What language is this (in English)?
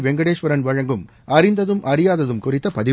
Tamil